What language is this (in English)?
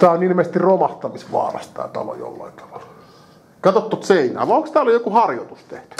Finnish